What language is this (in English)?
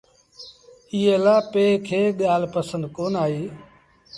Sindhi Bhil